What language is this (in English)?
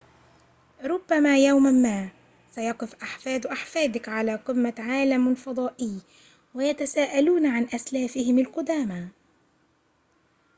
Arabic